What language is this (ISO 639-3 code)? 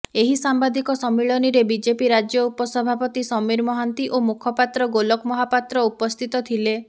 ori